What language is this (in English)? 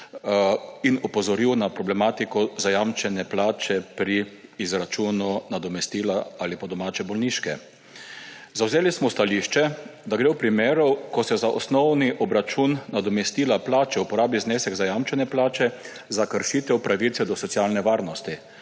Slovenian